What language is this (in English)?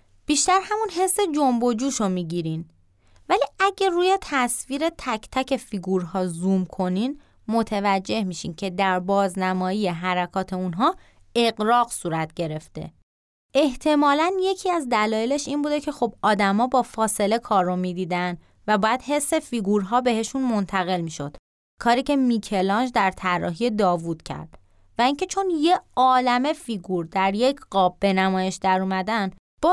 Persian